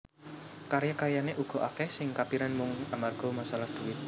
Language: Javanese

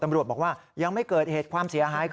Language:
Thai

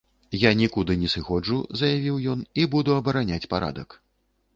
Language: Belarusian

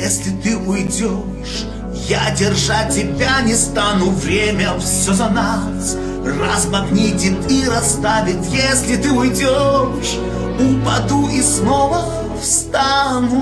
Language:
Russian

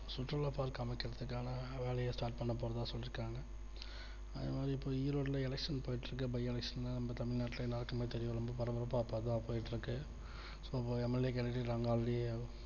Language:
Tamil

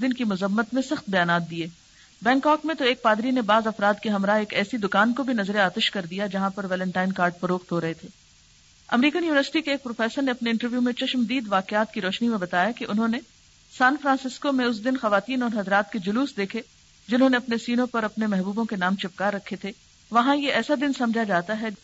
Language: Urdu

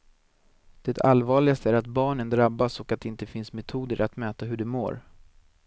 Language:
Swedish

